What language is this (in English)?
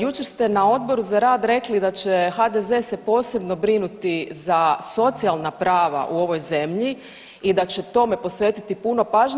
Croatian